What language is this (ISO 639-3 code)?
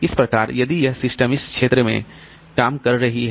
hin